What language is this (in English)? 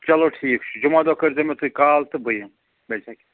Kashmiri